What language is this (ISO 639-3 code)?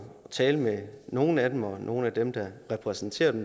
dan